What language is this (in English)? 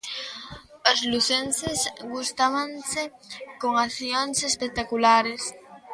Galician